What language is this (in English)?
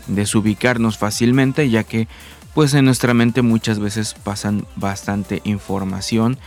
Spanish